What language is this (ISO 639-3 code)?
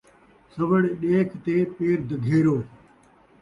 skr